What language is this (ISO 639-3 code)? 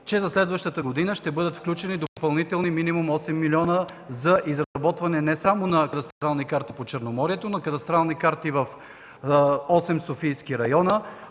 bul